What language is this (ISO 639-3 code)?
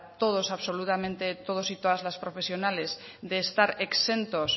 spa